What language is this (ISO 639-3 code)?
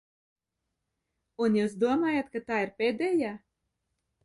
lav